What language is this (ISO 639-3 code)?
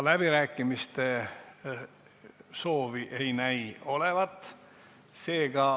est